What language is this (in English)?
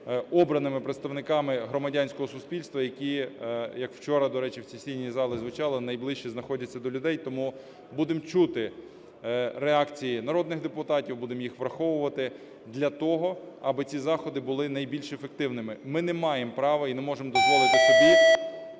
Ukrainian